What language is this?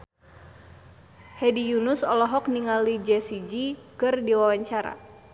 Sundanese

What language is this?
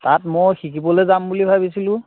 Assamese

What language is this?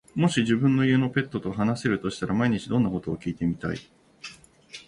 Japanese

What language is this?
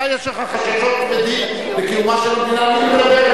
Hebrew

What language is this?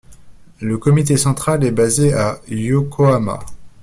French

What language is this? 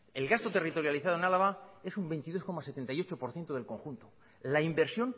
Spanish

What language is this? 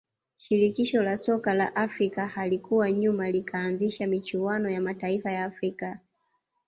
Swahili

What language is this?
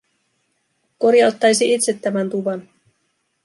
Finnish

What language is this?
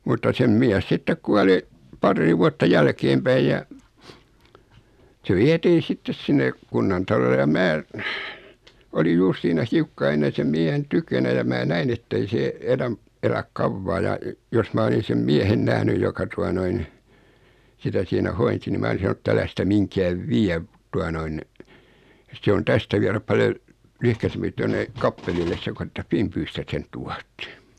Finnish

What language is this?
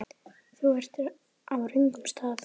Icelandic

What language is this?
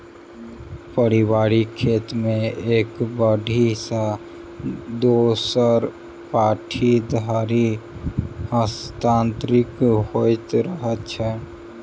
Maithili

